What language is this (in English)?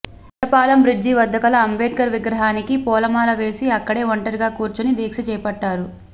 Telugu